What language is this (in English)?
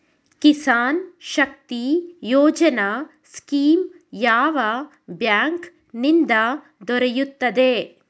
Kannada